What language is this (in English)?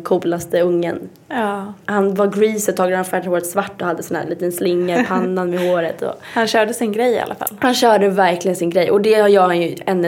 Swedish